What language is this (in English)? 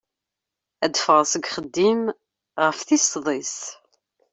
Kabyle